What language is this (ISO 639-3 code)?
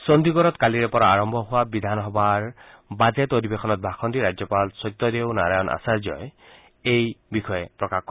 asm